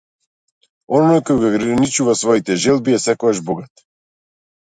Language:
Macedonian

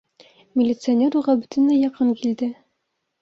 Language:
Bashkir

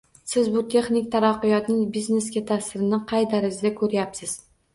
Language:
Uzbek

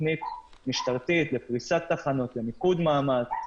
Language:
Hebrew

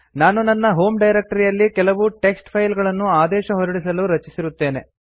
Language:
Kannada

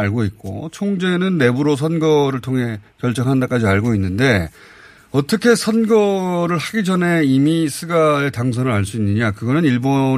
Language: Korean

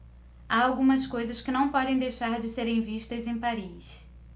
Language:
Portuguese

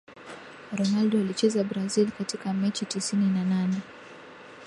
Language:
Swahili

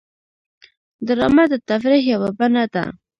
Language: Pashto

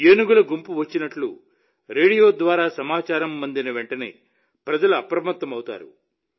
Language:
Telugu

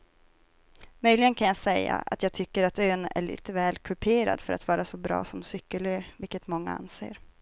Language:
Swedish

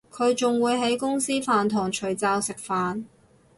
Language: Cantonese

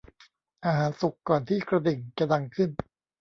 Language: Thai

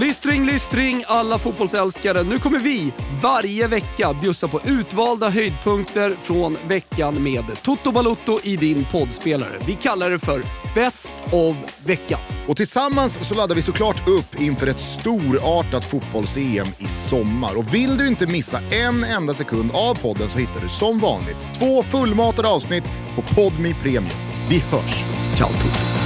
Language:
Swedish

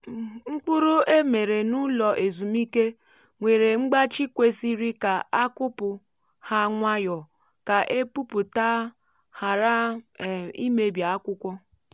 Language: Igbo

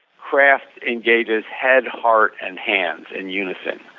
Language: English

